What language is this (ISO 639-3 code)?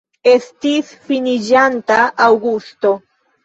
epo